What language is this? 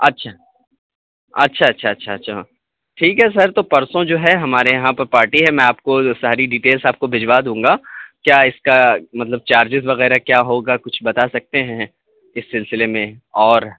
Urdu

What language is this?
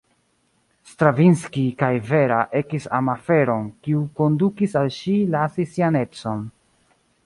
Esperanto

